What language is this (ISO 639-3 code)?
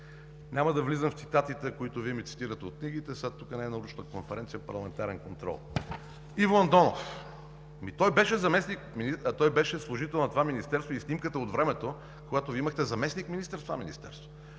bul